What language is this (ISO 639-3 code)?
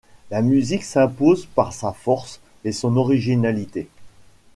fra